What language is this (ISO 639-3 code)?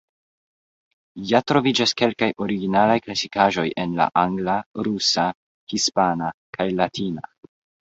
epo